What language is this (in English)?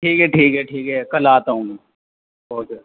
Urdu